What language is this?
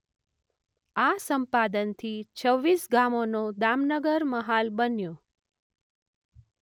Gujarati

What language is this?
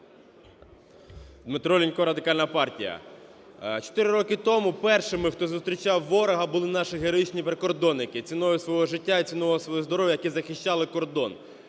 Ukrainian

